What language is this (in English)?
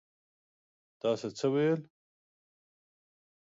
Pashto